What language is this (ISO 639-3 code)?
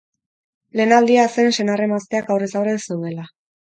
eus